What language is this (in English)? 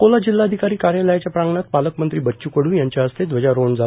Marathi